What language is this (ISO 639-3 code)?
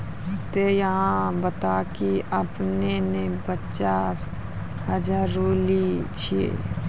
mai